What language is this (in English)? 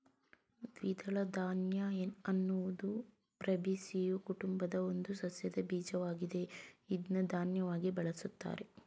Kannada